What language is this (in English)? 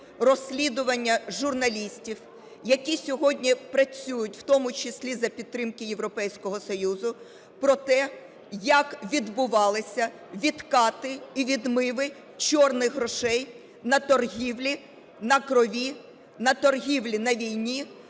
Ukrainian